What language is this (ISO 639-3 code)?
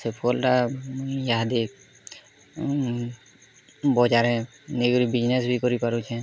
ori